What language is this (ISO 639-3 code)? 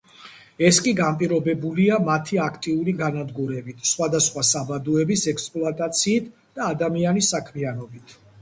kat